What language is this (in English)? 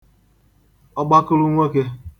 Igbo